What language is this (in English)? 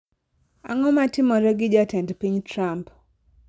Luo (Kenya and Tanzania)